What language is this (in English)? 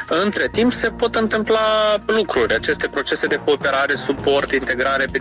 Romanian